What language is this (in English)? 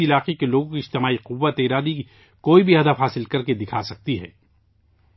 Urdu